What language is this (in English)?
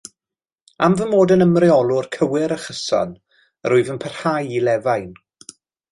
Welsh